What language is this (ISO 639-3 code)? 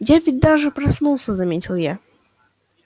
rus